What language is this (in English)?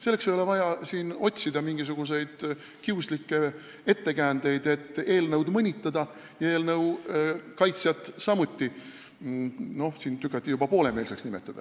Estonian